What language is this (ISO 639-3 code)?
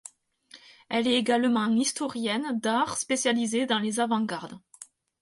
fra